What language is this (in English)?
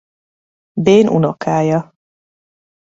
Hungarian